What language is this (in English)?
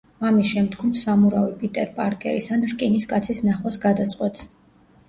Georgian